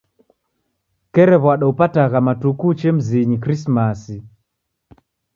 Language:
Taita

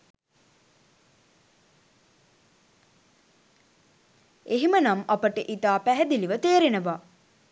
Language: Sinhala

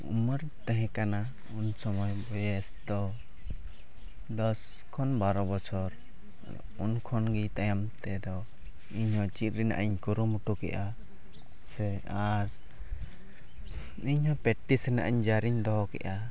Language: Santali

